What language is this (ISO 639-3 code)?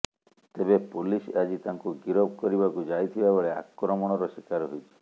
ori